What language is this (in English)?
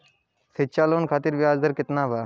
Bhojpuri